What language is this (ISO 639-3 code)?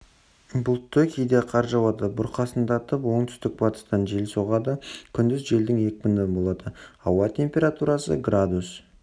kaz